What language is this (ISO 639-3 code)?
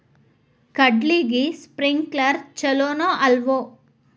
kan